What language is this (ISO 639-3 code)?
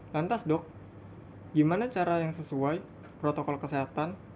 ind